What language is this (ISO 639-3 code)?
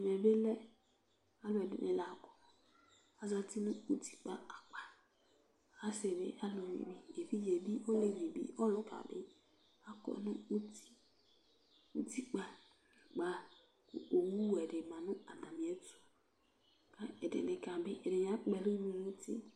kpo